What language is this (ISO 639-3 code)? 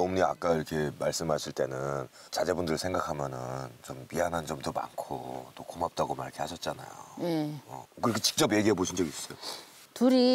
kor